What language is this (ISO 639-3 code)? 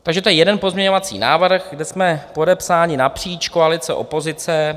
ces